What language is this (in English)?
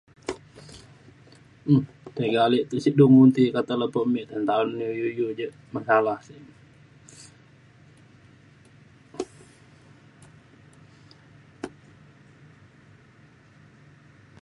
Mainstream Kenyah